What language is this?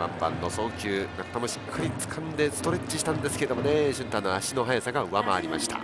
Japanese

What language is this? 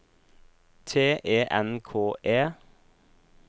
Norwegian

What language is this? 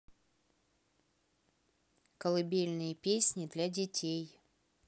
Russian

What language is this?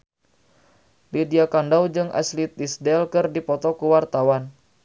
Sundanese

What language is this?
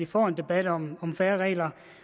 Danish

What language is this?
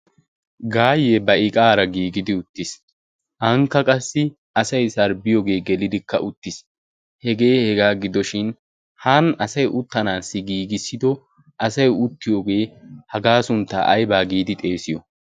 Wolaytta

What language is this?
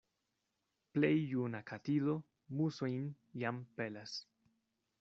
Esperanto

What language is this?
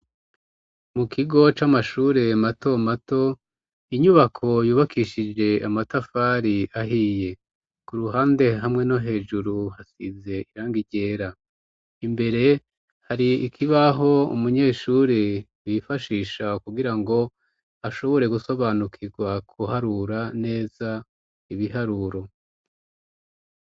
Rundi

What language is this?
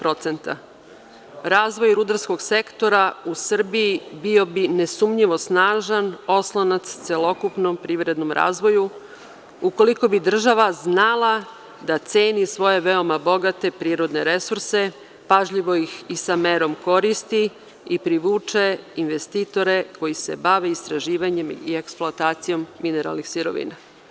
Serbian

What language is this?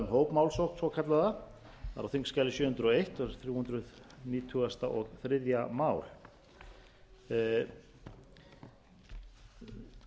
Icelandic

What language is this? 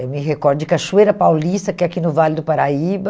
Portuguese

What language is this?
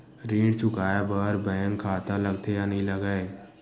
Chhattisgarhi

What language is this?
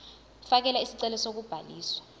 Zulu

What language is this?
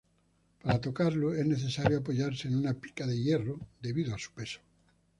Spanish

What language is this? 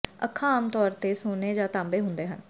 Punjabi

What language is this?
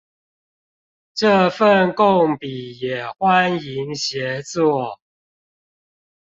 Chinese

